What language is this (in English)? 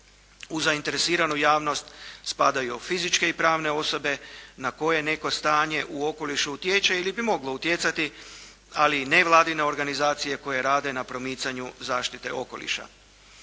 Croatian